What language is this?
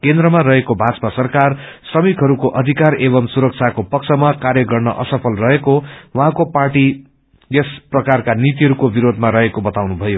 Nepali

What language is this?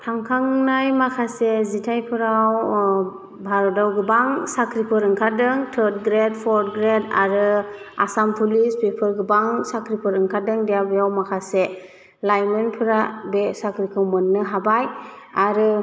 Bodo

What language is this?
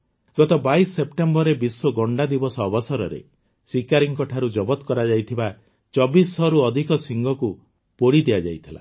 Odia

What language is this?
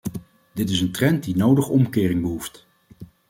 Dutch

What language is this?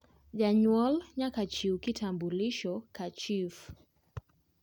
Luo (Kenya and Tanzania)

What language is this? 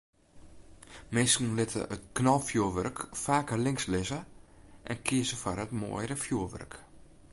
Western Frisian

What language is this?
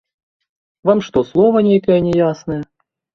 Belarusian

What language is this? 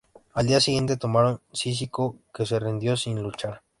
Spanish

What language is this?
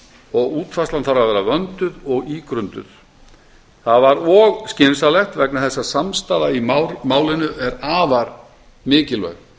Icelandic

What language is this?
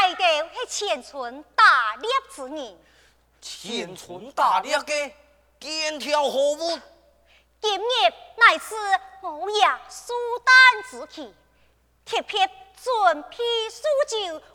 Chinese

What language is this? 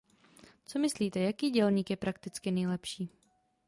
Czech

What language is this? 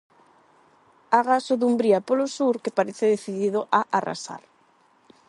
Galician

